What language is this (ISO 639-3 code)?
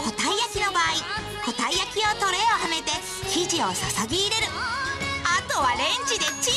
jpn